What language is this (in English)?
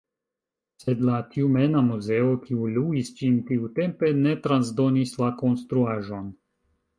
Esperanto